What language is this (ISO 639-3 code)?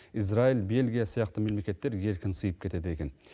kaz